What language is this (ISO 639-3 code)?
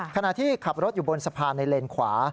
tha